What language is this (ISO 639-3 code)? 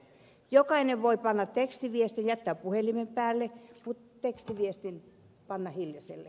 fin